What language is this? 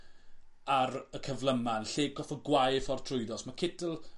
Welsh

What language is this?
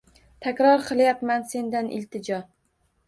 Uzbek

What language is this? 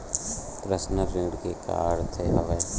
Chhattisgarhi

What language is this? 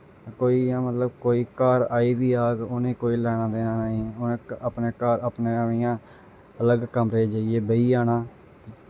Dogri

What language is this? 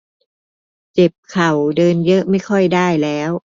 Thai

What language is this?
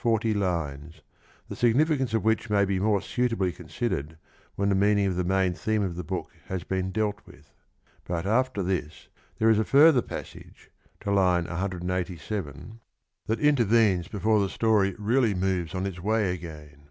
English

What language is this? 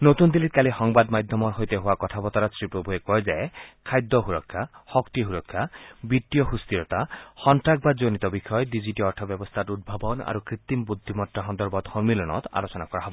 Assamese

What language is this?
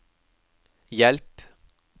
Norwegian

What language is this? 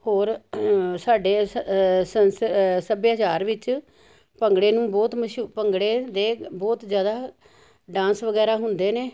Punjabi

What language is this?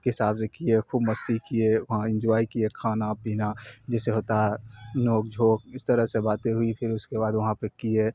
Urdu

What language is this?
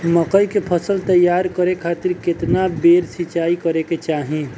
Bhojpuri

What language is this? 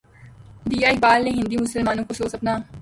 Urdu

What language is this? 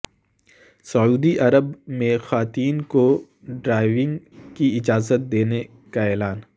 Urdu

